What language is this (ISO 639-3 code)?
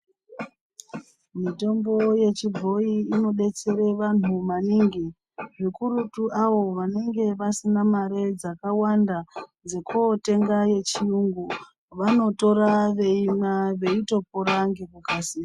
ndc